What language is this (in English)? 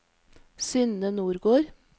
Norwegian